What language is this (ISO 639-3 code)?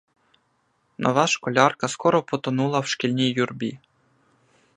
ukr